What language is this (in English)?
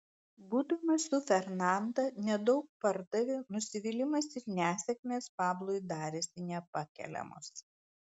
Lithuanian